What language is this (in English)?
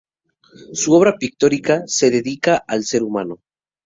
Spanish